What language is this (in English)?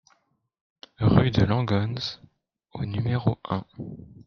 French